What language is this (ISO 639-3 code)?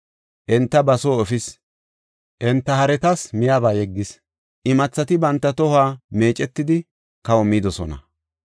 gof